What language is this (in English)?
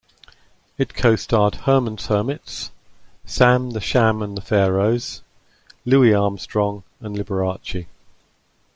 English